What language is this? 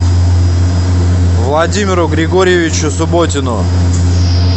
Russian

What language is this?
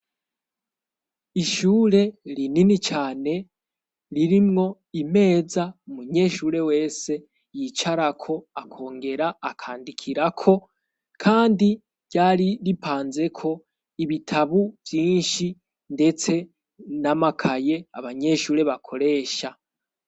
Rundi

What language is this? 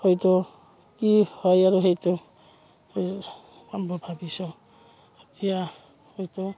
Assamese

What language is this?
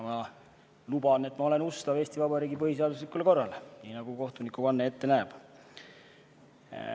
Estonian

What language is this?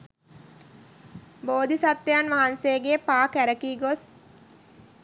Sinhala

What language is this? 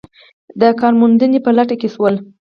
Pashto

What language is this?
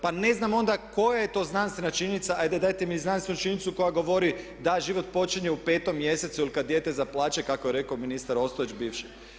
Croatian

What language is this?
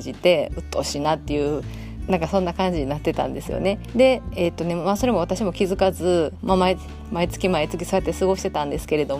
Japanese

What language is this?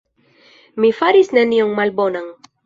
Esperanto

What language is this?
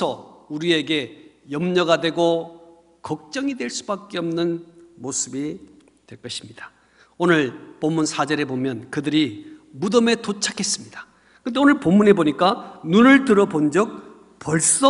Korean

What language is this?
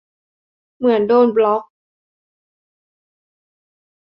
Thai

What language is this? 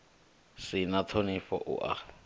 Venda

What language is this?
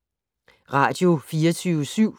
Danish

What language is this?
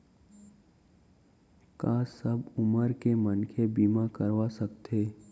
Chhattisgarhi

